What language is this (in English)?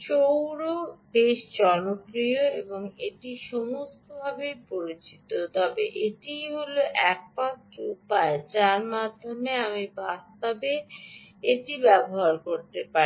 Bangla